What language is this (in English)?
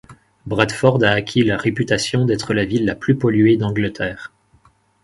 French